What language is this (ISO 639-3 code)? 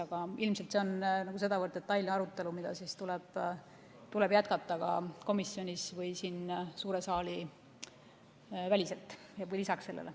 est